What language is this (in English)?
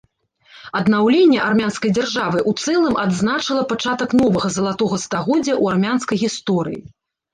Belarusian